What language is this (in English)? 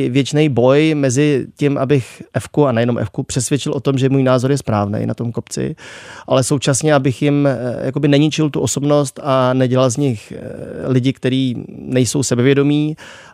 Czech